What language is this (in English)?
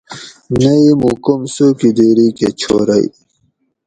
Gawri